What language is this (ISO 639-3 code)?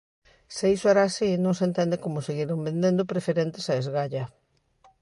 glg